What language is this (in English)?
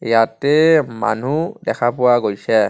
Assamese